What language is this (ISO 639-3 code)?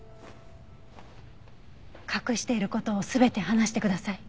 jpn